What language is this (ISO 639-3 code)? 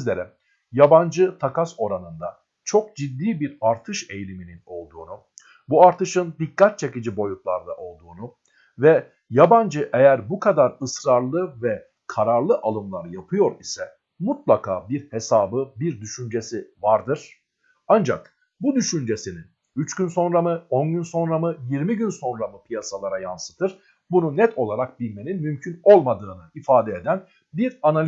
tur